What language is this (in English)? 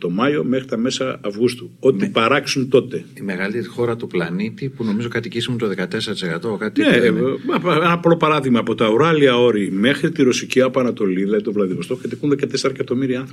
Greek